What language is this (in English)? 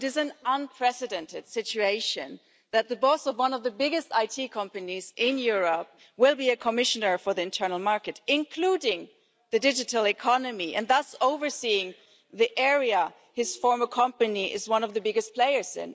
English